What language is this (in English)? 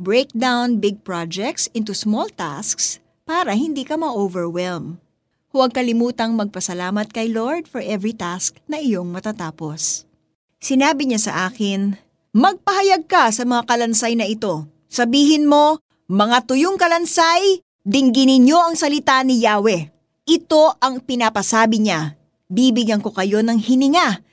Filipino